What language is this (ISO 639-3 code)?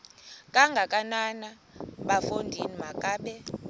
xho